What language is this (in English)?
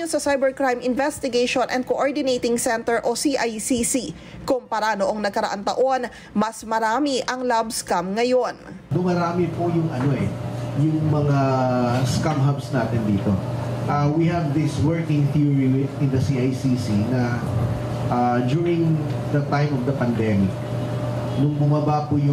Filipino